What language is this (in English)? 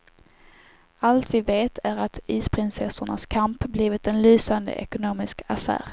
Swedish